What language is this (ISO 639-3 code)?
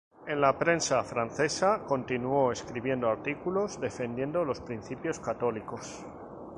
spa